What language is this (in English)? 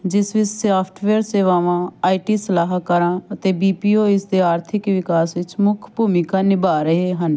Punjabi